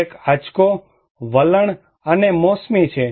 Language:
Gujarati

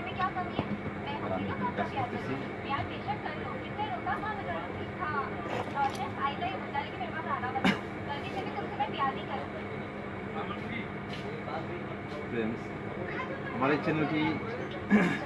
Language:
Bangla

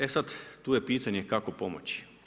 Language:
Croatian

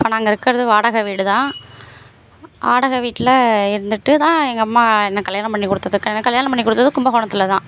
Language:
Tamil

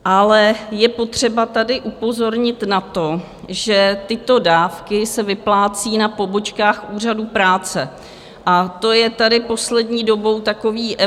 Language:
Czech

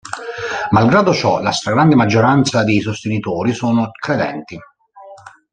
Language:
Italian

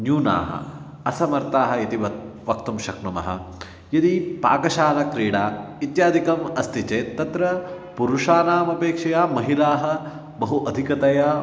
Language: Sanskrit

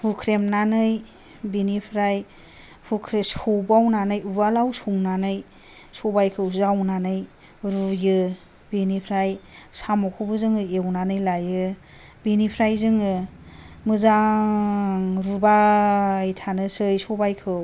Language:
Bodo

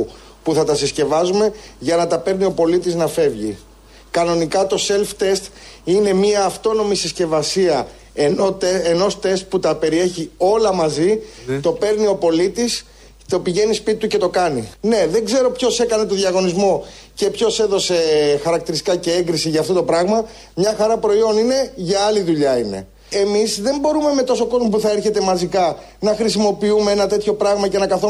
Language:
Greek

